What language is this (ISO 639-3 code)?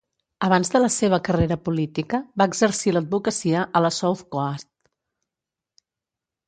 cat